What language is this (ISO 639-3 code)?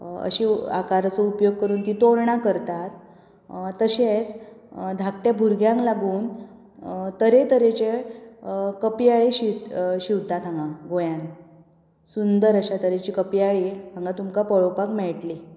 kok